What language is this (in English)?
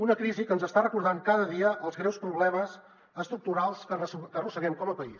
Catalan